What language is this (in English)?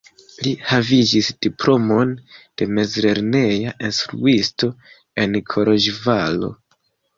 Esperanto